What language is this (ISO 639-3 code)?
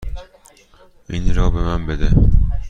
fas